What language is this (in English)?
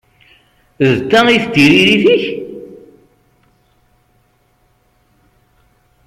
Kabyle